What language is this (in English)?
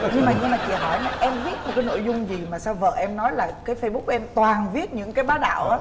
Vietnamese